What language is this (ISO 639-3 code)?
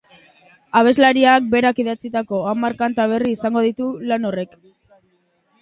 eus